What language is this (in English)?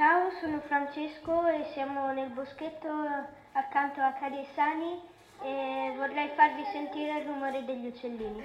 Italian